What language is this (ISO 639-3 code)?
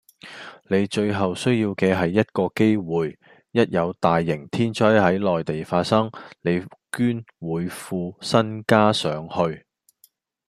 yue